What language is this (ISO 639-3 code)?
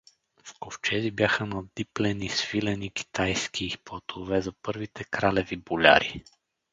bul